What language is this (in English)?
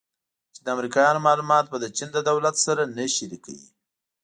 Pashto